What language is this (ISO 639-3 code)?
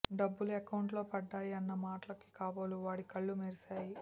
tel